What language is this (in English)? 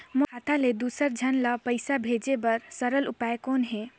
Chhattisgarhi